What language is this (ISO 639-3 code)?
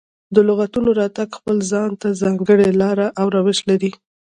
pus